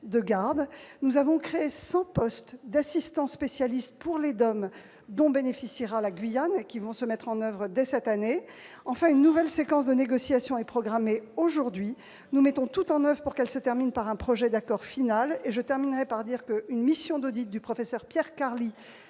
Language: French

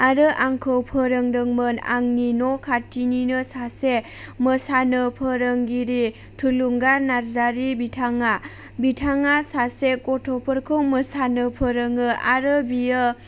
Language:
Bodo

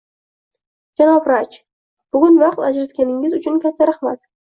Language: Uzbek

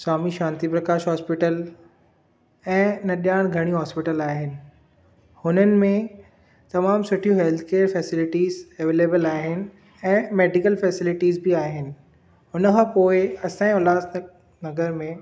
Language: Sindhi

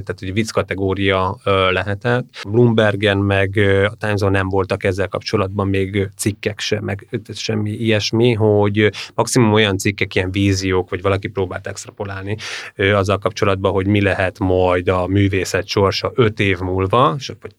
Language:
Hungarian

